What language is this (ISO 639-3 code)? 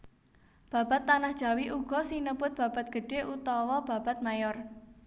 jav